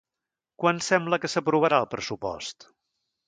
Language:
Catalan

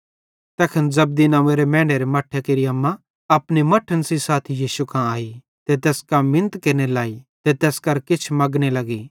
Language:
Bhadrawahi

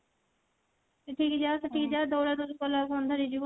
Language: Odia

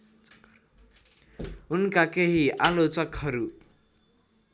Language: Nepali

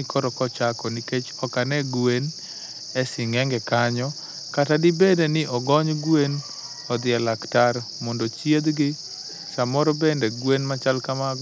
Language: Luo (Kenya and Tanzania)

